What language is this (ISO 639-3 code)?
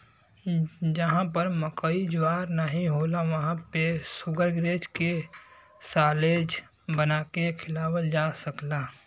bho